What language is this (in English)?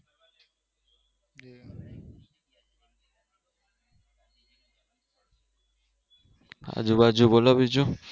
Gujarati